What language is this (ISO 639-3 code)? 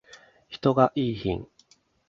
jpn